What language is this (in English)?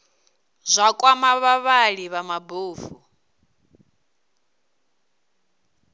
Venda